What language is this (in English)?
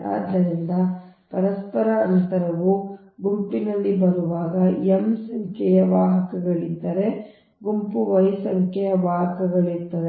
Kannada